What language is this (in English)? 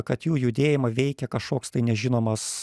Lithuanian